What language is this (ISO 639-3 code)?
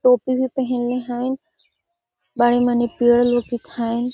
mag